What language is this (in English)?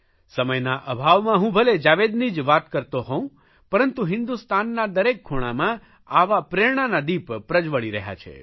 Gujarati